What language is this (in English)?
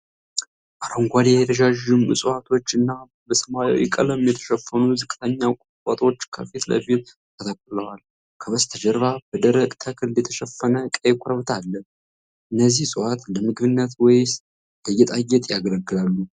Amharic